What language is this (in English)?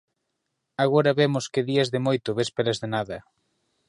Galician